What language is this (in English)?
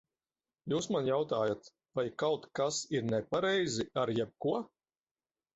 Latvian